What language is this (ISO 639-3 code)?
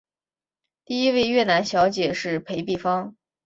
zho